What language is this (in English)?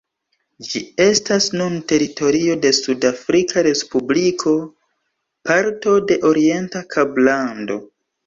Esperanto